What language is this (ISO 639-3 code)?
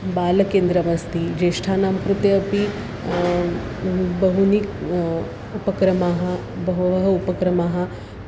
san